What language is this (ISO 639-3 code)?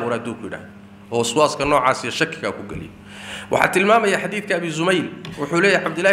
ara